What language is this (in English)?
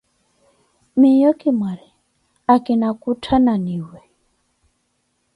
Koti